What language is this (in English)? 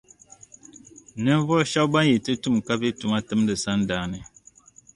Dagbani